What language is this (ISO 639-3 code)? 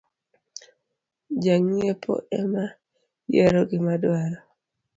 luo